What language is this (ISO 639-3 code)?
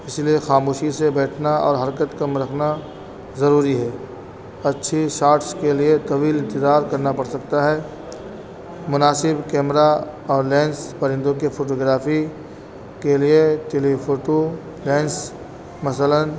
urd